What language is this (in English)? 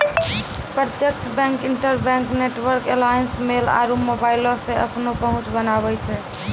Maithili